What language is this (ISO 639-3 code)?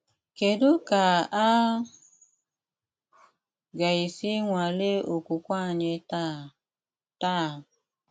ibo